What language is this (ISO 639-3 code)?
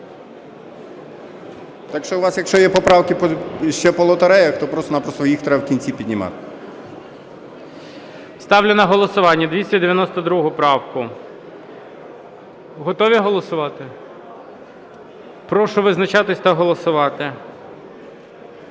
ukr